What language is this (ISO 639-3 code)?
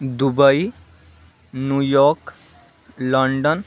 san